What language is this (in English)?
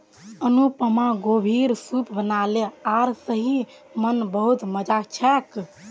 Magahi